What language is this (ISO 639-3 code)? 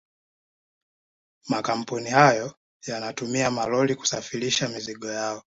swa